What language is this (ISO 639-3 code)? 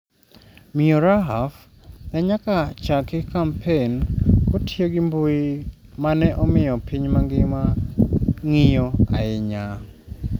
luo